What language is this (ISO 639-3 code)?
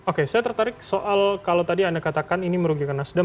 ind